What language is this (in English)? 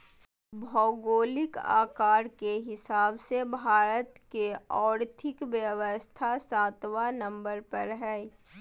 Magahi